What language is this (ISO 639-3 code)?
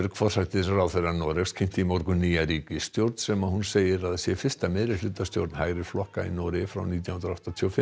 isl